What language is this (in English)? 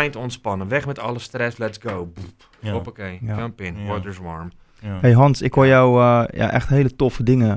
Dutch